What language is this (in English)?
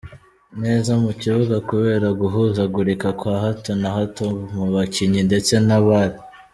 Kinyarwanda